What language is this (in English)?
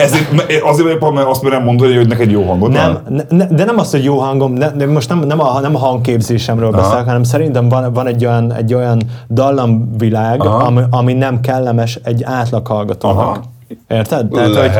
Hungarian